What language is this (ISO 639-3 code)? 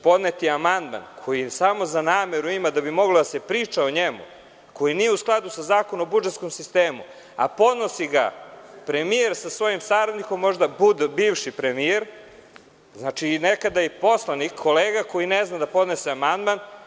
srp